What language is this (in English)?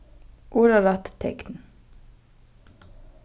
Faroese